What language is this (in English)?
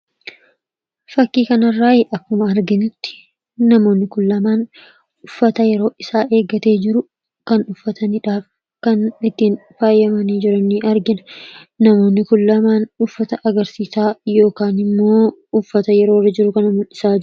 Oromo